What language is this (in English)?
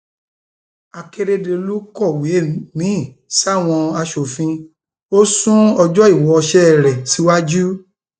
Yoruba